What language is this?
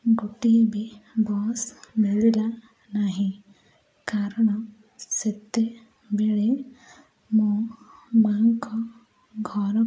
Odia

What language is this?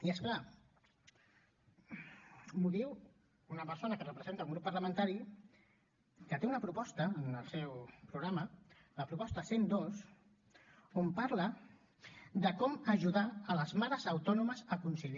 Catalan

